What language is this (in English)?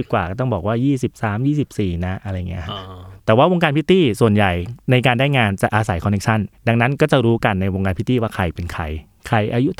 Thai